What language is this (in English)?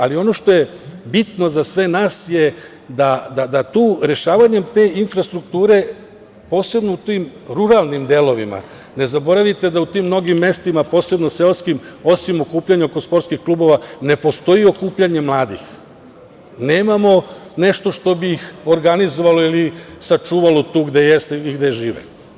Serbian